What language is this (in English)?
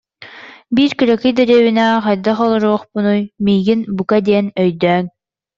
Yakut